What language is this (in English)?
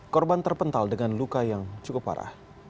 Indonesian